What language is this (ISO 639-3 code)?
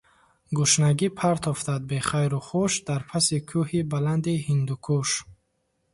tgk